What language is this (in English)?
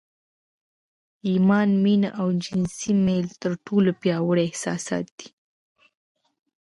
Pashto